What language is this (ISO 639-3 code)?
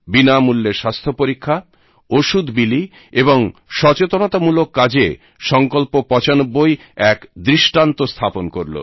ben